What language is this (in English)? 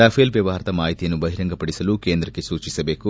Kannada